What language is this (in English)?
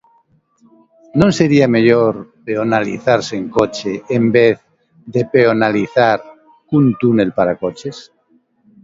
Galician